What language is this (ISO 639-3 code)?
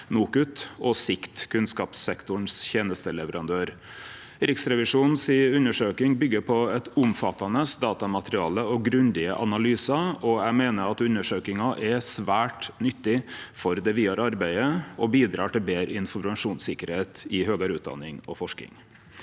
nor